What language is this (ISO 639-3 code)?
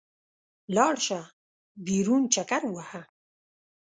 pus